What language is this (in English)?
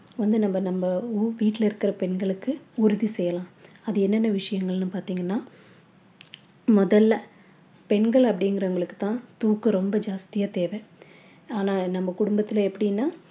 Tamil